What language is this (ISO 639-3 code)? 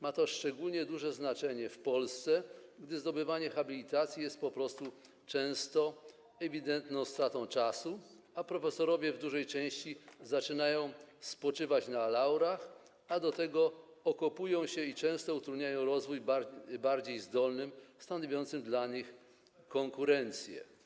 pol